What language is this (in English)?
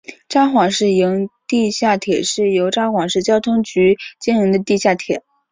Chinese